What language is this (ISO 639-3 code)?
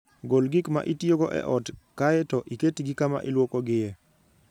luo